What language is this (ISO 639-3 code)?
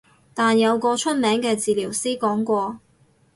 yue